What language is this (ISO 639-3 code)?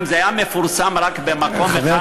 heb